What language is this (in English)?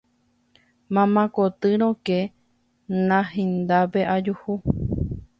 Guarani